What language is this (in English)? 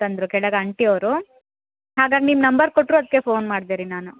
Kannada